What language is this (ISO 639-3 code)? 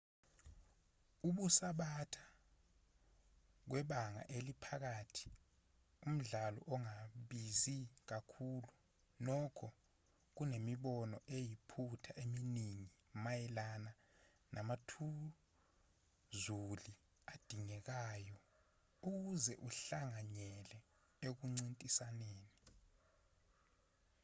zul